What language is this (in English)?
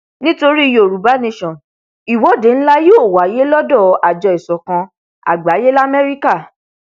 Yoruba